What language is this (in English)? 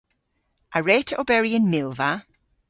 Cornish